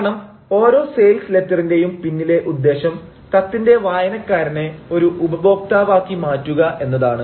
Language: Malayalam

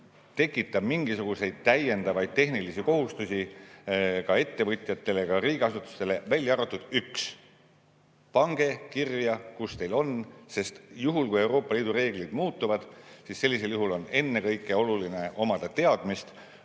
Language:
Estonian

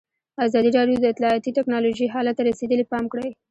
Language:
Pashto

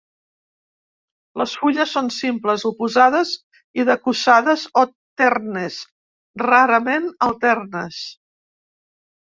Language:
Catalan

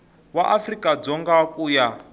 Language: Tsonga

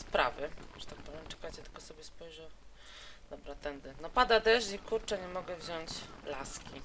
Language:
Polish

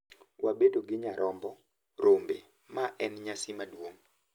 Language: Luo (Kenya and Tanzania)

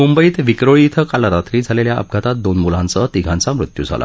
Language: Marathi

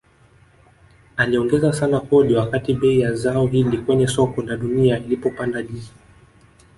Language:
Swahili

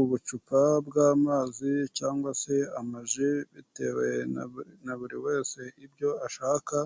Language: Kinyarwanda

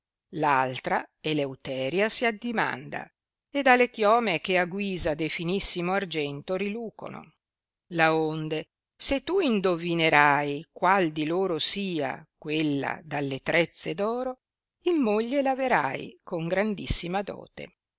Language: Italian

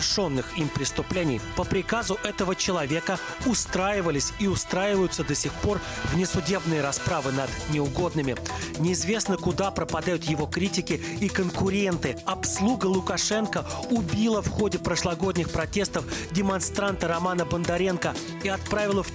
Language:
Russian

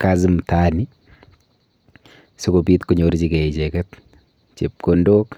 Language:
Kalenjin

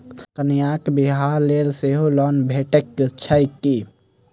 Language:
Maithili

